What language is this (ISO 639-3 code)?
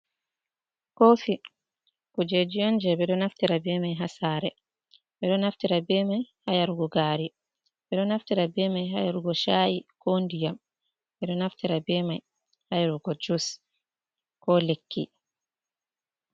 ful